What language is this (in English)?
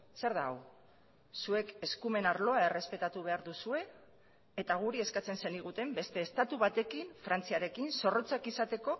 Basque